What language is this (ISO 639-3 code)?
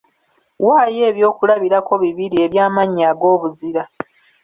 lug